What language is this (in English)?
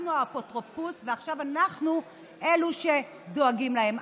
Hebrew